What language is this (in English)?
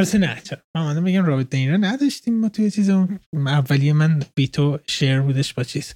Persian